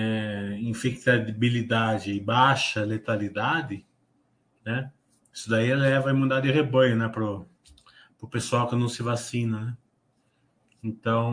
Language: Portuguese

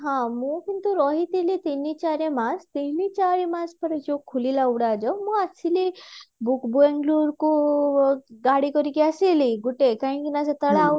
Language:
Odia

